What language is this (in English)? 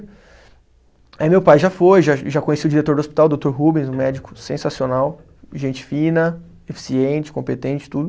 Portuguese